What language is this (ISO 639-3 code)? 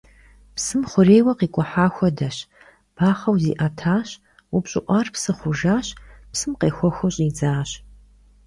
kbd